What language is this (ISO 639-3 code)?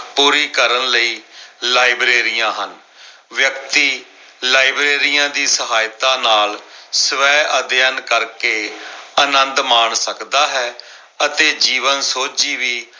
pan